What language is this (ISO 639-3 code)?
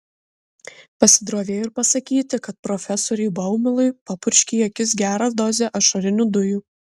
lit